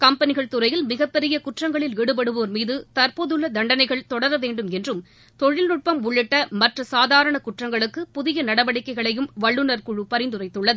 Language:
Tamil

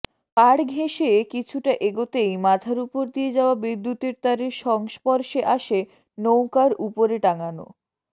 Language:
Bangla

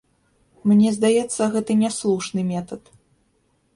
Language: Belarusian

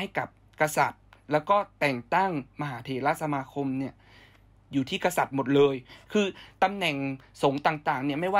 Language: Thai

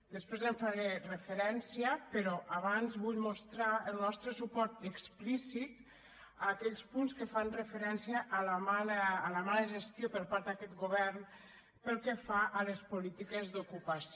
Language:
Catalan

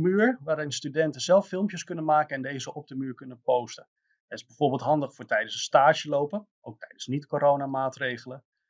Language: Dutch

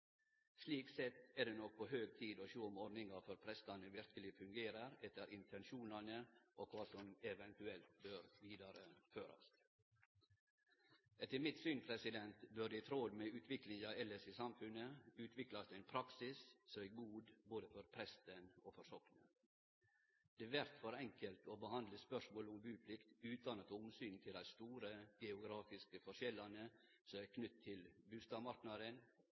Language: Norwegian Nynorsk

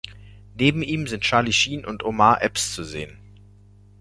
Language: German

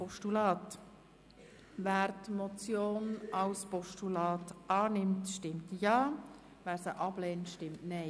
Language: Swiss German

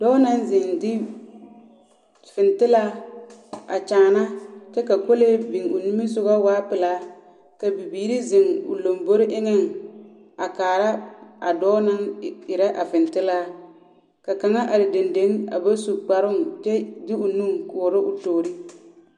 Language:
Southern Dagaare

